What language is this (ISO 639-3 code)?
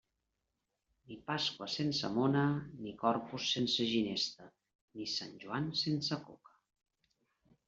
cat